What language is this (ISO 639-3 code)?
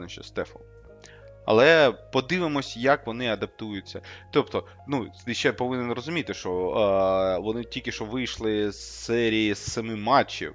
ukr